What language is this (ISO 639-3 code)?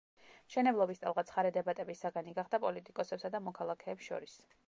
kat